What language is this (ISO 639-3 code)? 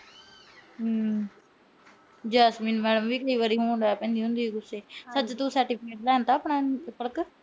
pan